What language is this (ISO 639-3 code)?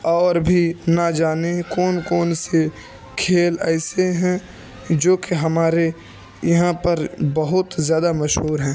urd